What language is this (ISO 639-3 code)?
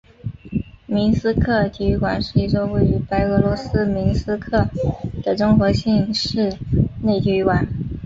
zho